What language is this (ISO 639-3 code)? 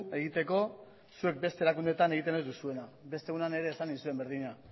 eus